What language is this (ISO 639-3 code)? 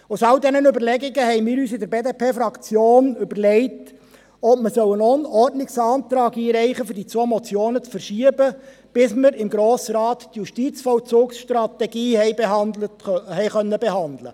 gsw